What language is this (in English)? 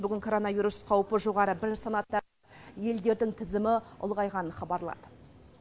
Kazakh